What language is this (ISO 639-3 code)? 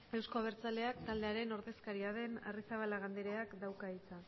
eus